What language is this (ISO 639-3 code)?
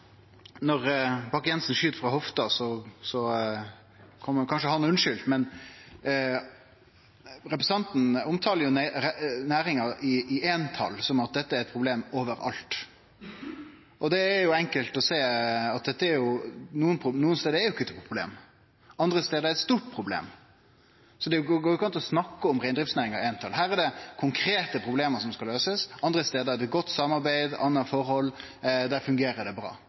nno